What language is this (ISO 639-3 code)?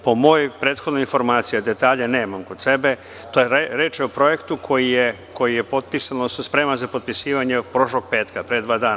srp